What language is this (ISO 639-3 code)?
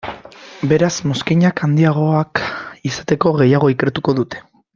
eus